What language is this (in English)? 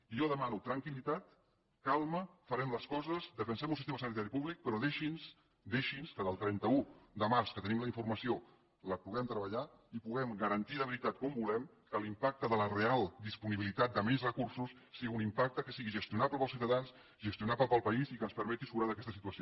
Catalan